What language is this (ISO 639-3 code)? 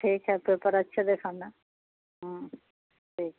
urd